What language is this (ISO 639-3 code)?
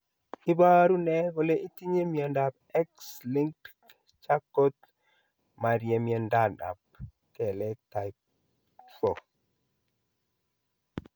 kln